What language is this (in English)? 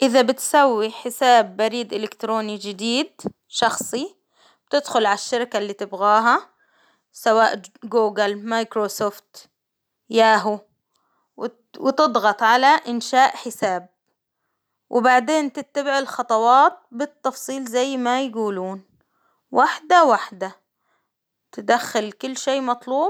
Hijazi Arabic